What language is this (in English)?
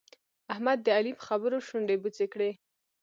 Pashto